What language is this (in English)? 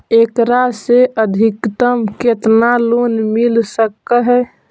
Magahi